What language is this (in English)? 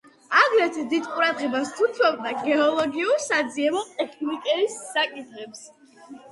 Georgian